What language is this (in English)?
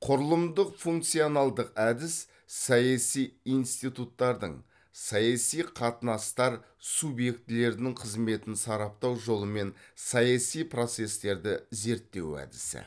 Kazakh